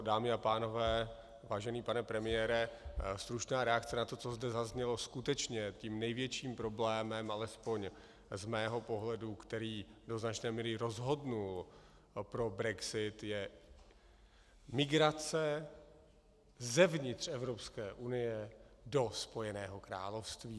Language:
Czech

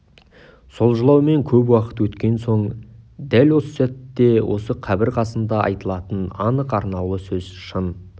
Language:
Kazakh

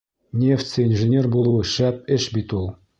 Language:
Bashkir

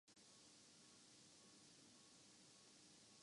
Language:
Urdu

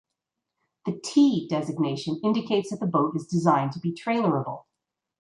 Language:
English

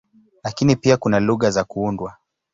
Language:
Swahili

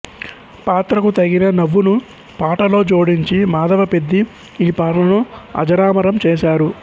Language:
Telugu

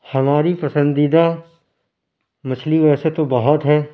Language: Urdu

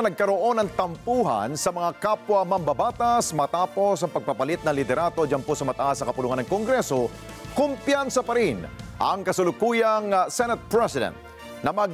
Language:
Filipino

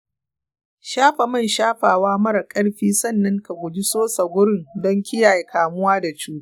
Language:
Hausa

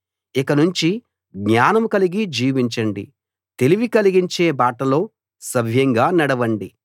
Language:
Telugu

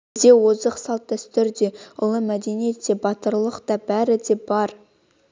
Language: Kazakh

